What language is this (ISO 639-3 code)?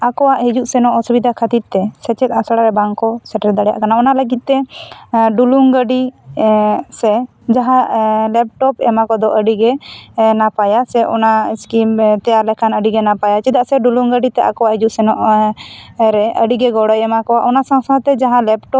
sat